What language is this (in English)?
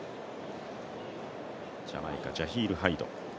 Japanese